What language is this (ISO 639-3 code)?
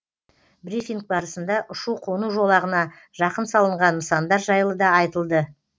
kaz